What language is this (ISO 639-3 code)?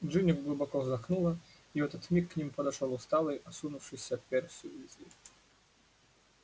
rus